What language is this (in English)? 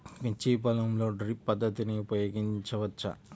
Telugu